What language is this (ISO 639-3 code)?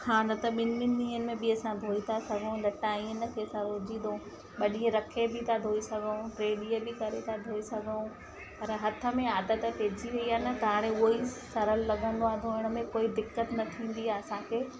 snd